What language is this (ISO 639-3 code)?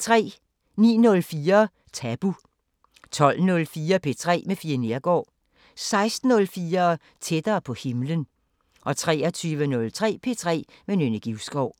dan